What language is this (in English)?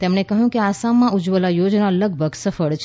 Gujarati